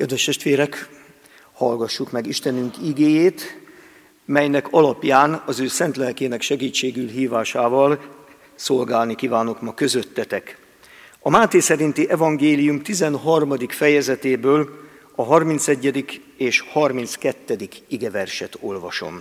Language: Hungarian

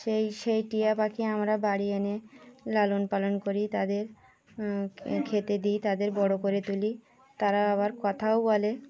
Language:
Bangla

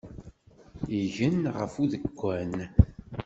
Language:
Kabyle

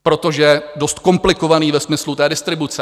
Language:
Czech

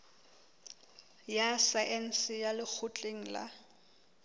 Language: Southern Sotho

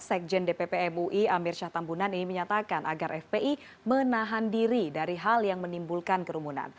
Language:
Indonesian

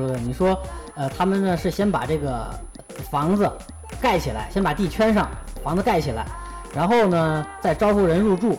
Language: Chinese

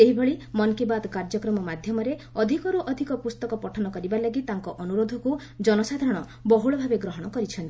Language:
Odia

